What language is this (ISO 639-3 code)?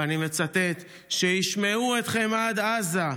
heb